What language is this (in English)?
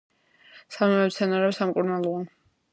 Georgian